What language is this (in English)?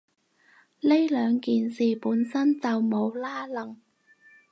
Cantonese